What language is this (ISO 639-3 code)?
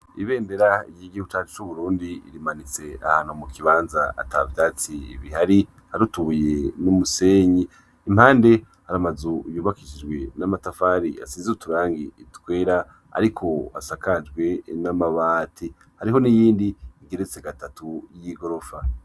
run